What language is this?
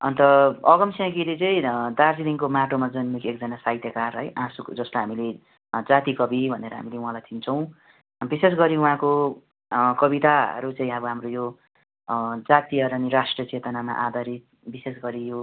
Nepali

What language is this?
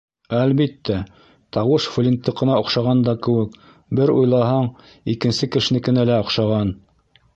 Bashkir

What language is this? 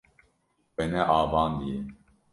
Kurdish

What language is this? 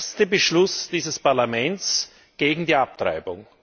German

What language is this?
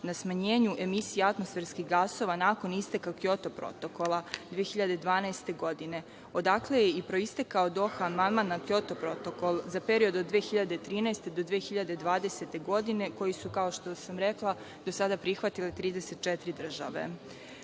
Serbian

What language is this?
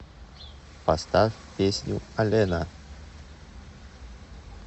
Russian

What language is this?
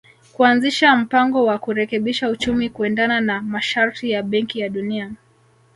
Swahili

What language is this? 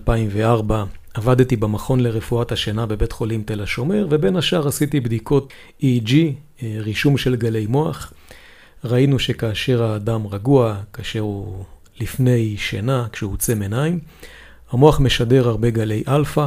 Hebrew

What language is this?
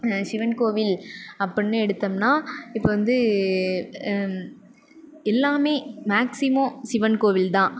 Tamil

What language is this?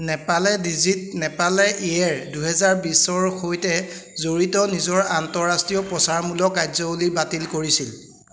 Assamese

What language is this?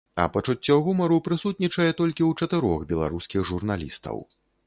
Belarusian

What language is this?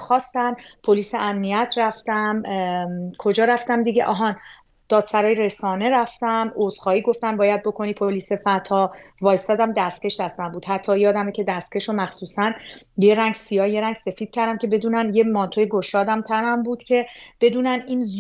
Persian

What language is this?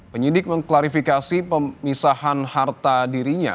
Indonesian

